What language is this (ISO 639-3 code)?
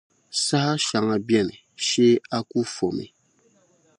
dag